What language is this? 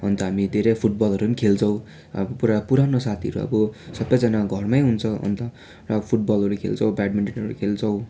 Nepali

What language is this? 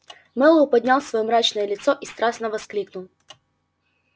Russian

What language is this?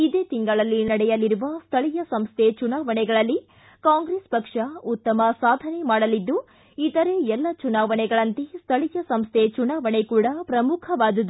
Kannada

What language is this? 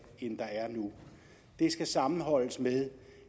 Danish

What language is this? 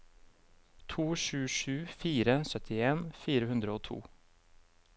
Norwegian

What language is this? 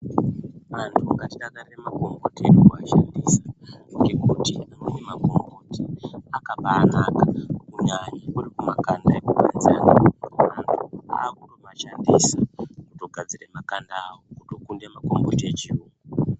Ndau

